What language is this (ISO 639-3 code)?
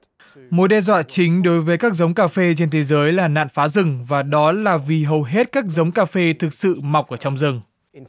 vie